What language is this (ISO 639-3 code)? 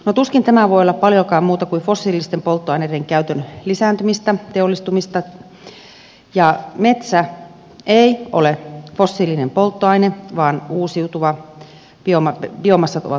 fin